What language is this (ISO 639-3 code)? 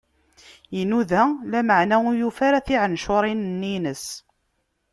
kab